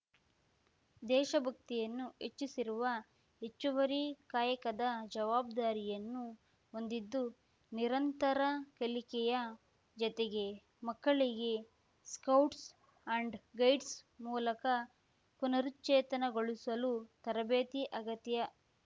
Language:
Kannada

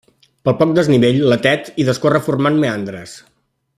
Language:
Catalan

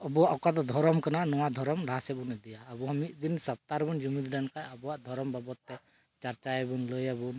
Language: Santali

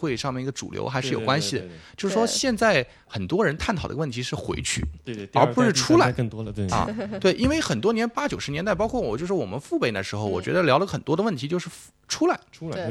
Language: Chinese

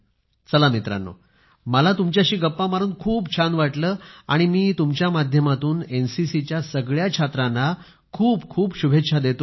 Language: Marathi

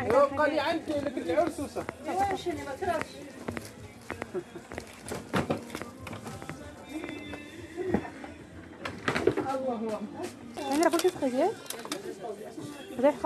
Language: Arabic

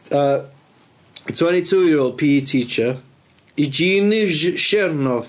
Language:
Welsh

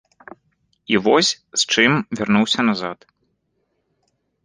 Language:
Belarusian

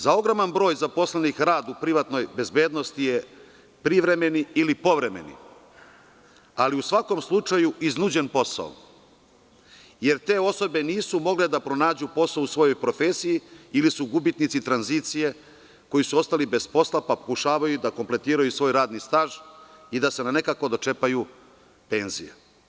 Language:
Serbian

